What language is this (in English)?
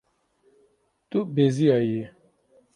Kurdish